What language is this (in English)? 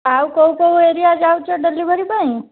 Odia